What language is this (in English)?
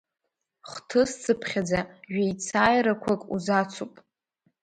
Abkhazian